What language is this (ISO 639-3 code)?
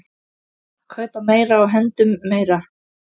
isl